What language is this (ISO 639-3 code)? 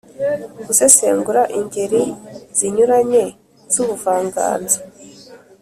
kin